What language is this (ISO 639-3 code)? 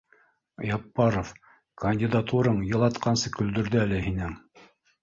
bak